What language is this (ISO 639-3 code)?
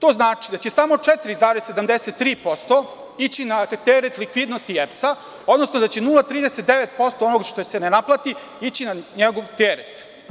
srp